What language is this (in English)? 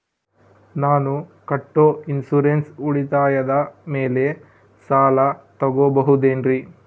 Kannada